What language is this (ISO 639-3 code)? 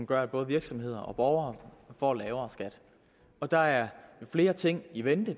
dan